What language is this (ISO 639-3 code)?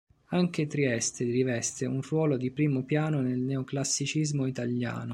ita